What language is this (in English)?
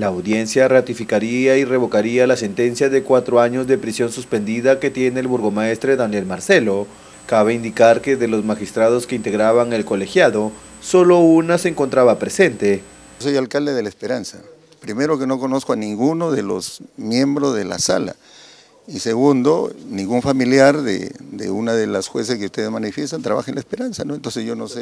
Spanish